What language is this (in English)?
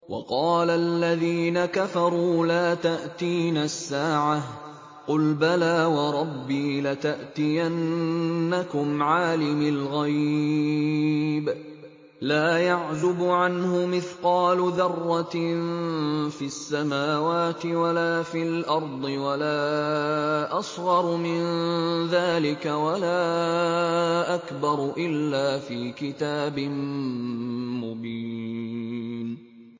Arabic